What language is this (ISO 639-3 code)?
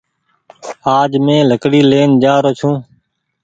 gig